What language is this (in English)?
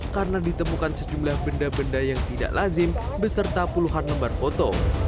Indonesian